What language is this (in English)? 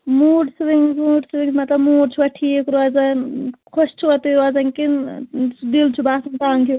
Kashmiri